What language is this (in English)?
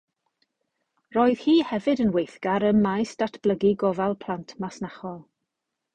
Welsh